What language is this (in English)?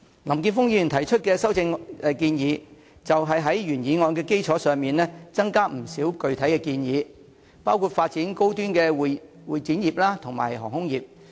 Cantonese